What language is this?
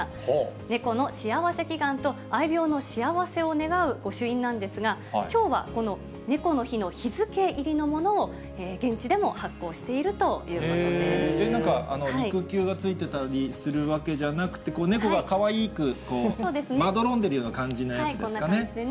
Japanese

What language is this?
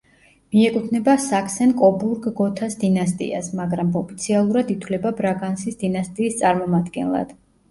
Georgian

